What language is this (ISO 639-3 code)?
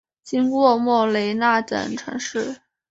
zho